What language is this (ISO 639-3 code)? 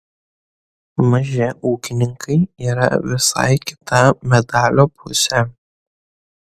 lit